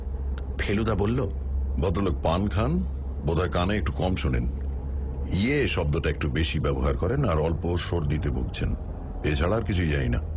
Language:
Bangla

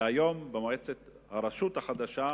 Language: Hebrew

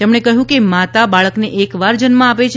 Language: Gujarati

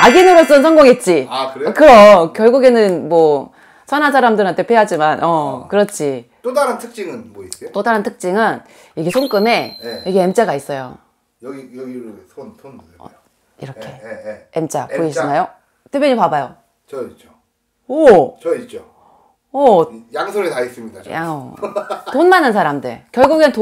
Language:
Korean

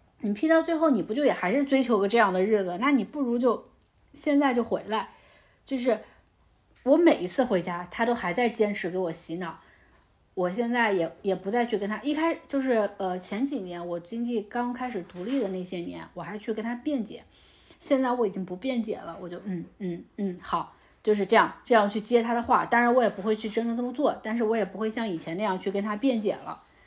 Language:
Chinese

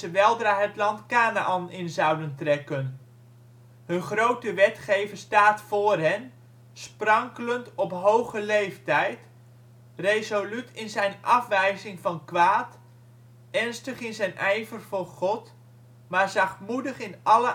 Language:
Dutch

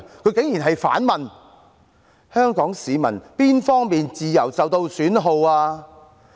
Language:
Cantonese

